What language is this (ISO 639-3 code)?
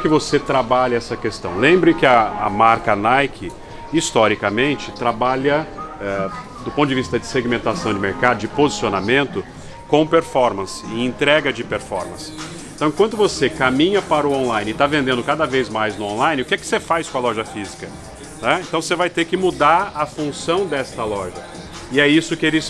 por